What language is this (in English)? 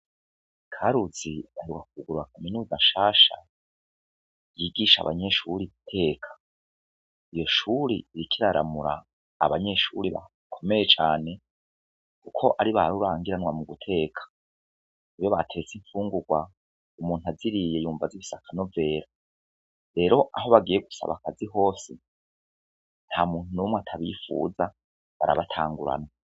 Rundi